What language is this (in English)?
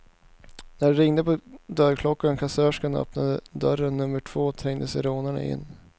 Swedish